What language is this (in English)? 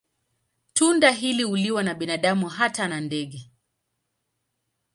Swahili